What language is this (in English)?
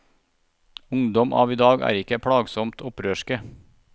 Norwegian